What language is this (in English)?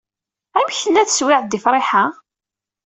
Kabyle